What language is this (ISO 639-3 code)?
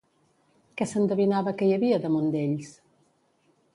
cat